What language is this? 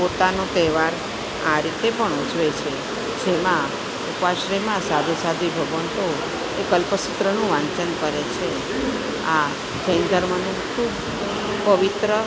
Gujarati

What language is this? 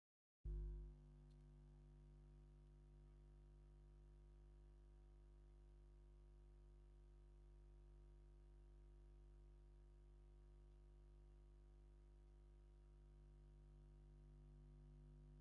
Tigrinya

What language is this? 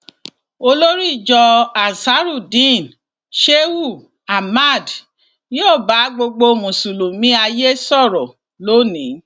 Yoruba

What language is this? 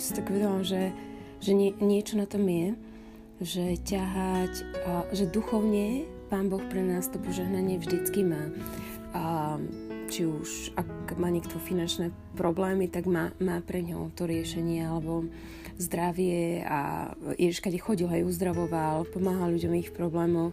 Slovak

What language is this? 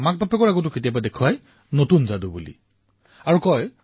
Assamese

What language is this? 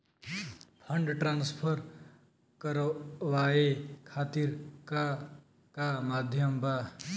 Bhojpuri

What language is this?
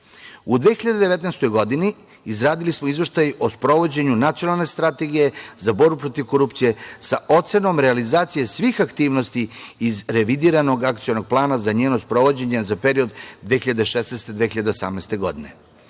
Serbian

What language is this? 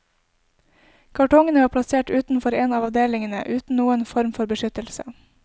Norwegian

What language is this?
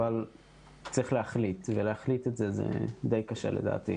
Hebrew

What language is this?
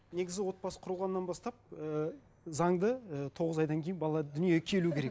Kazakh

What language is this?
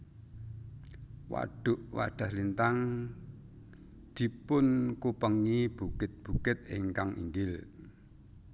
Javanese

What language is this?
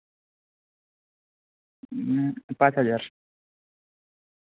Santali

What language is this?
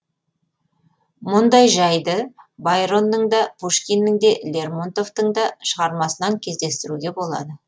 Kazakh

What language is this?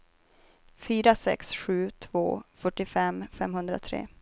Swedish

